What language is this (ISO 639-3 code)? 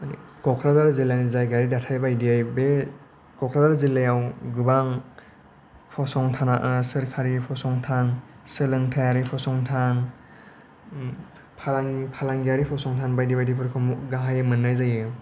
brx